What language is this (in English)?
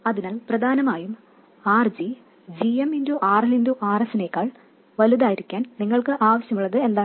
Malayalam